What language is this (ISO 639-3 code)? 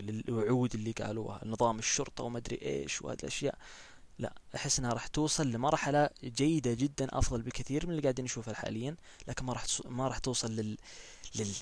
ara